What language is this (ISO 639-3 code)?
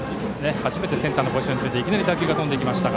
jpn